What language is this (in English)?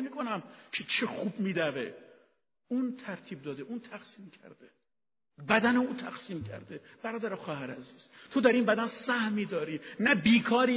Persian